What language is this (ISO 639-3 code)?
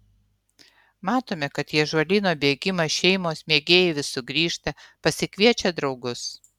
lit